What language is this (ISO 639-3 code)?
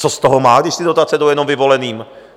ces